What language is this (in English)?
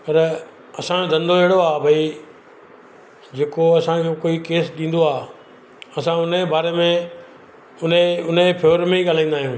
Sindhi